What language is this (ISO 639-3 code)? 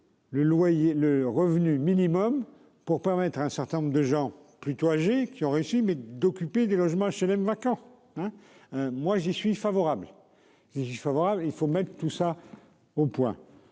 fra